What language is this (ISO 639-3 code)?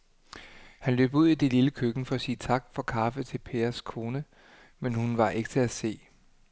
dan